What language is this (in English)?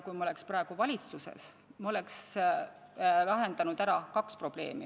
Estonian